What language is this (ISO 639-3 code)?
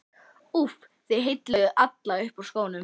isl